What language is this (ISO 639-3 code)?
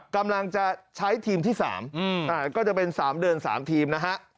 tha